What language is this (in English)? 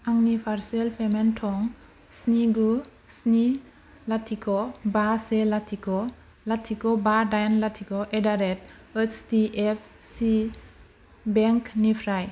Bodo